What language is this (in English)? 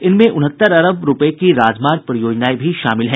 Hindi